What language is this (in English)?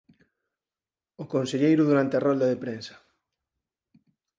Galician